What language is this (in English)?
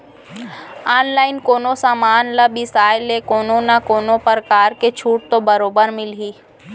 Chhattisgarhi